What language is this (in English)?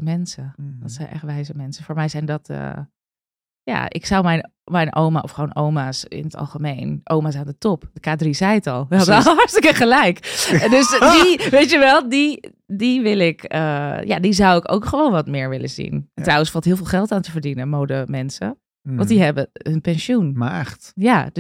Dutch